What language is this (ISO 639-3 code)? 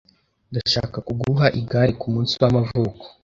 kin